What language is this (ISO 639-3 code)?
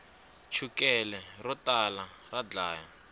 tso